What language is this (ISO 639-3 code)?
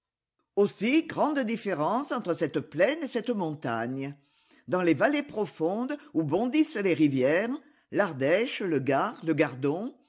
fra